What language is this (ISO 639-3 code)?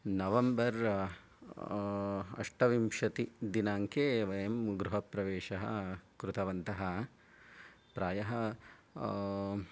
san